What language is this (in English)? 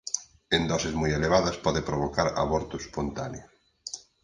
Galician